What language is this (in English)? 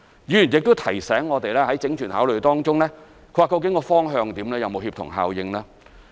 Cantonese